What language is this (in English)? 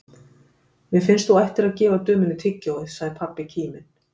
Icelandic